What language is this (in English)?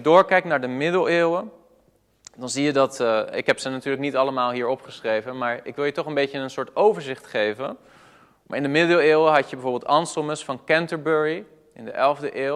Dutch